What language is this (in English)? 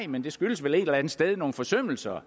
Danish